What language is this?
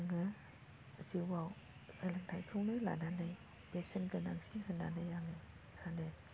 Bodo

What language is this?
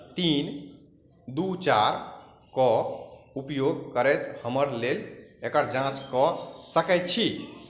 Maithili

